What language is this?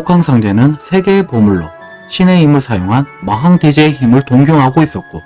Korean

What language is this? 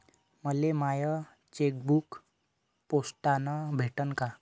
Marathi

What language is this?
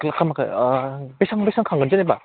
Bodo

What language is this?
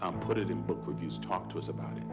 English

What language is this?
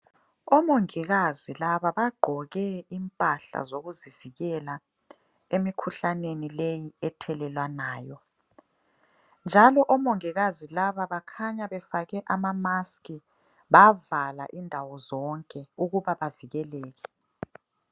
North Ndebele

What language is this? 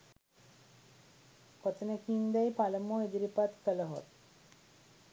Sinhala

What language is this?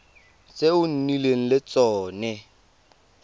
Tswana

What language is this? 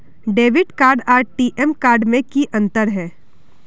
Magahi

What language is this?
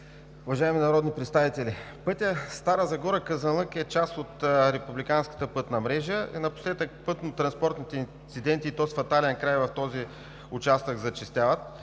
Bulgarian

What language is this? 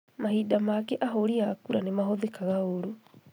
Kikuyu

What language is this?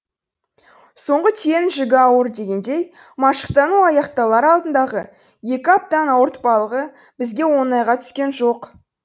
Kazakh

